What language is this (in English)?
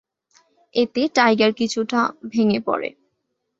Bangla